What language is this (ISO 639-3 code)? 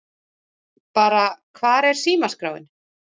isl